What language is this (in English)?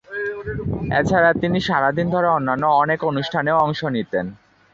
Bangla